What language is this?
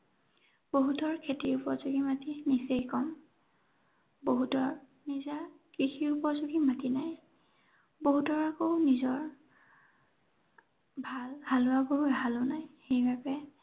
Assamese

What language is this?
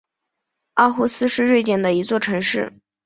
Chinese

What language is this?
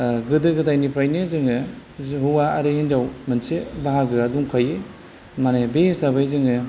Bodo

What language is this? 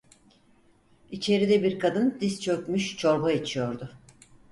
Turkish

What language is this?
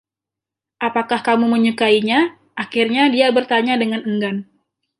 Indonesian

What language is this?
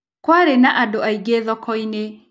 Kikuyu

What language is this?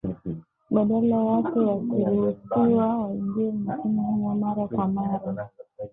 Swahili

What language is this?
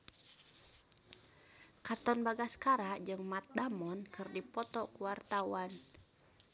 Sundanese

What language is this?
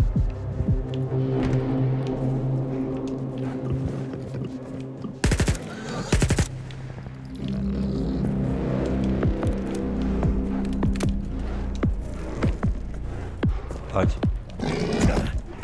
Polish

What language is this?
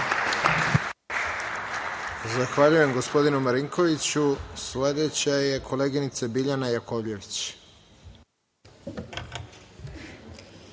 Serbian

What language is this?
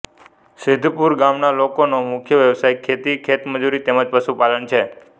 Gujarati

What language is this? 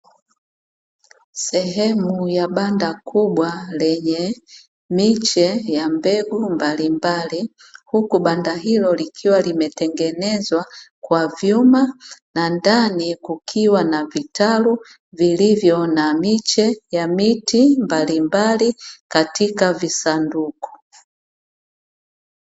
Swahili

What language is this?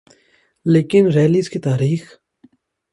Urdu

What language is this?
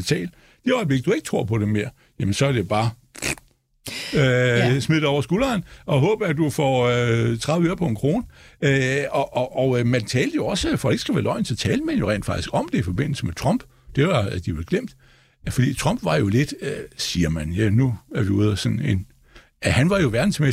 Danish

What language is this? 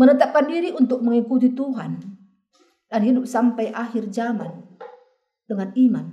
Indonesian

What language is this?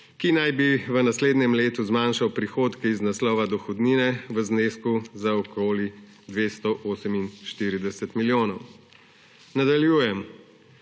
Slovenian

